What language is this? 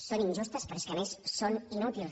Catalan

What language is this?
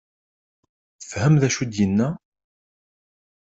Kabyle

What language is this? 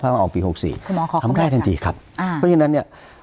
Thai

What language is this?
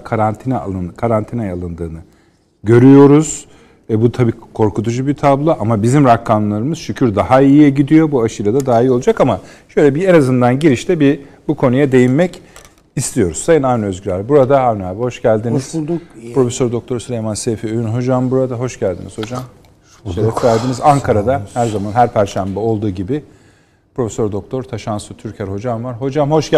Turkish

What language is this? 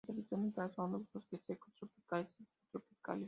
Spanish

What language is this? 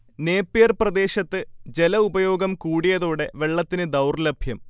Malayalam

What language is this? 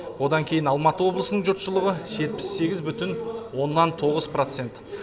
Kazakh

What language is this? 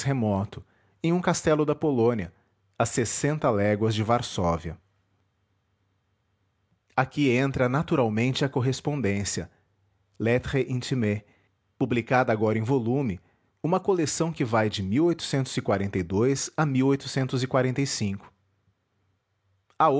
Portuguese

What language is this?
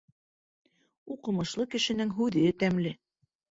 Bashkir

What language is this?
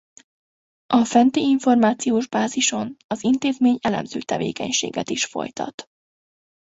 Hungarian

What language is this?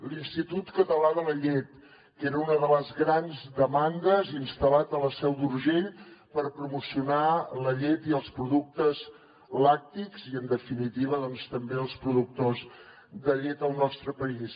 Catalan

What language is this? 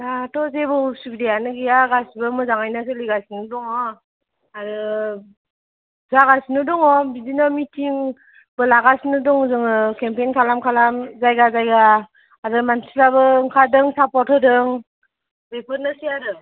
Bodo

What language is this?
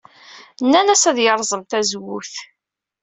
Kabyle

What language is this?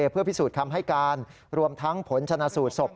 Thai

